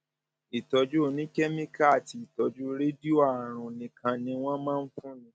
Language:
Yoruba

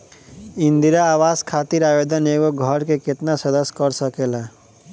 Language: Bhojpuri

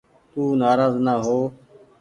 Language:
Goaria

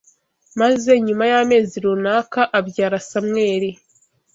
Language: Kinyarwanda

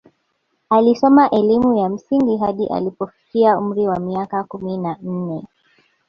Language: Swahili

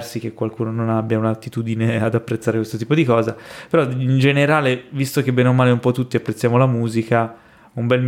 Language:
Italian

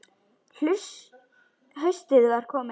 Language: Icelandic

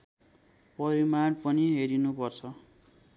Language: Nepali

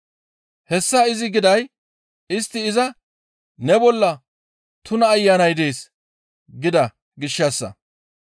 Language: Gamo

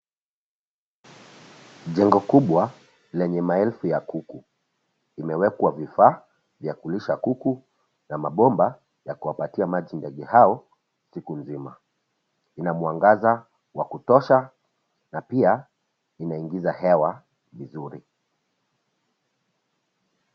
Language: Swahili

